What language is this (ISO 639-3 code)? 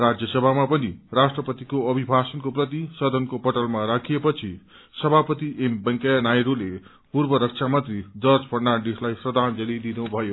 nep